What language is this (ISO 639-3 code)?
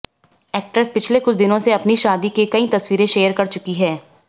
hin